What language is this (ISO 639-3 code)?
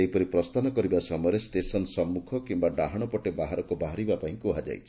ori